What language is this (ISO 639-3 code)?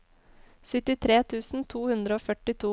nor